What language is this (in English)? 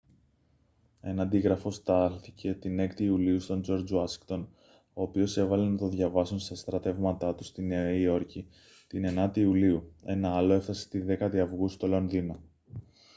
Greek